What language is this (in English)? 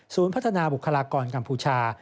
Thai